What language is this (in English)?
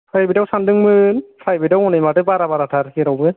Bodo